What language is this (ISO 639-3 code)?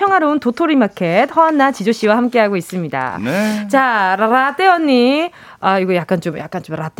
kor